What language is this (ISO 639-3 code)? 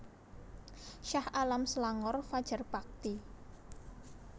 jav